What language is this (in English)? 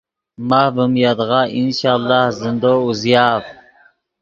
Yidgha